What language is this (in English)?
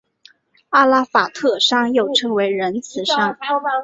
Chinese